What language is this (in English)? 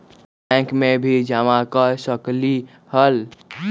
Magahi